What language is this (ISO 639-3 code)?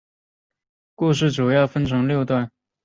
zho